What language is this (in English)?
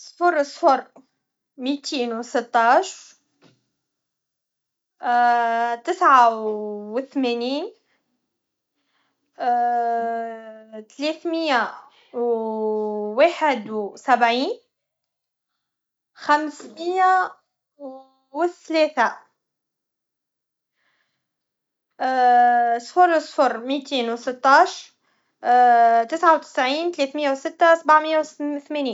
Tunisian Arabic